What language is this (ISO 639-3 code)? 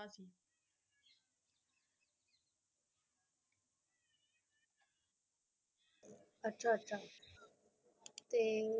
pan